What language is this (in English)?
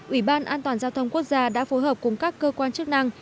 Vietnamese